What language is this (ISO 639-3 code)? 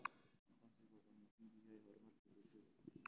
som